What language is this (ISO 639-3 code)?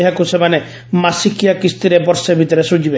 ori